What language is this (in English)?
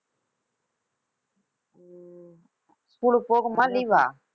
Tamil